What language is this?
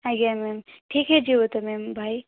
Odia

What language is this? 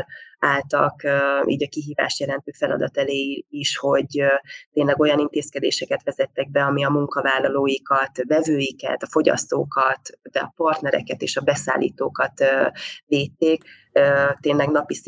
Hungarian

